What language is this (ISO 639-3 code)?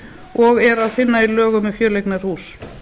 isl